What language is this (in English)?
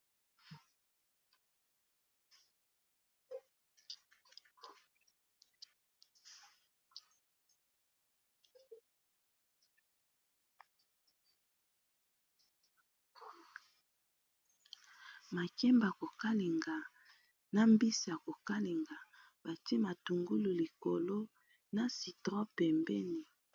Lingala